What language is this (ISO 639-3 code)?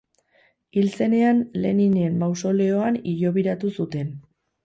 eus